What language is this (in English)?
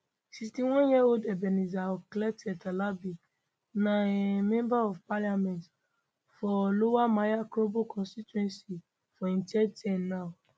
Nigerian Pidgin